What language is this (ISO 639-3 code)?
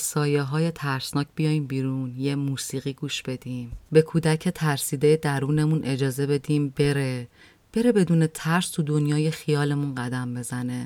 fas